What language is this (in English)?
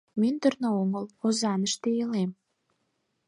Mari